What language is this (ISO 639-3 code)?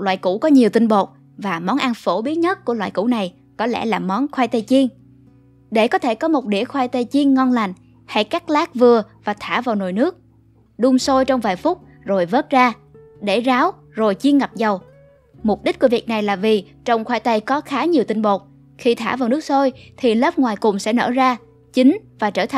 vie